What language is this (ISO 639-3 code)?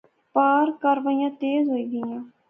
phr